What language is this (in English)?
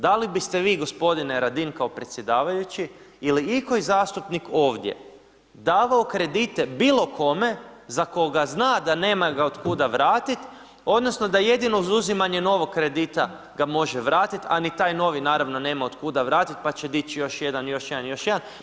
Croatian